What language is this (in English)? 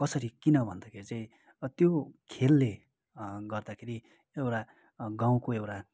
Nepali